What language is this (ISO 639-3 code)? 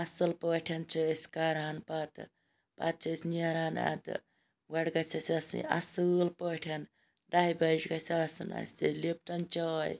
kas